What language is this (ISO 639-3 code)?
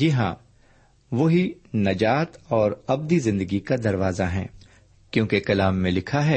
urd